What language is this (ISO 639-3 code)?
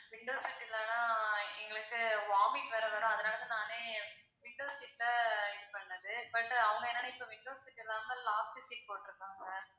tam